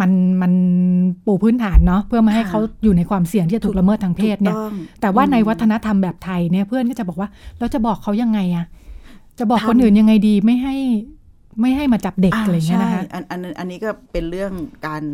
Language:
Thai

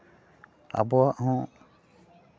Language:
Santali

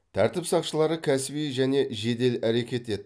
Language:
Kazakh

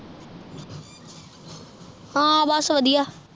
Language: Punjabi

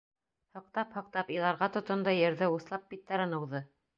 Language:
Bashkir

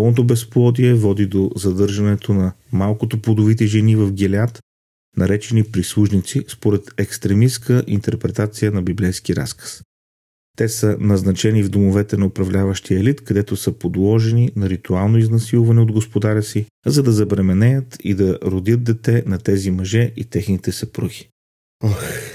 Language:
Bulgarian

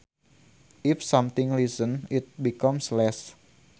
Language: Sundanese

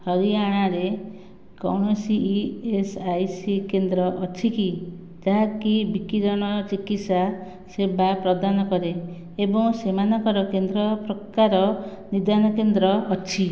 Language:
Odia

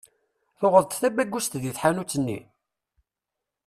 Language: Kabyle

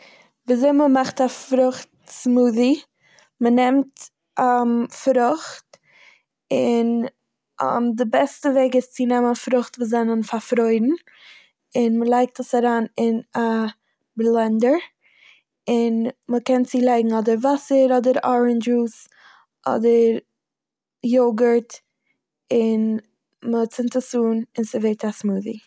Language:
Yiddish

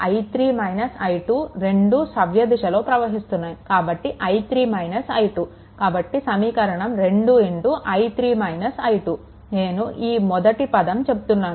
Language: Telugu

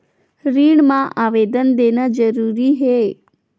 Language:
Chhattisgarhi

